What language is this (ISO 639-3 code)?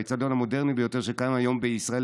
heb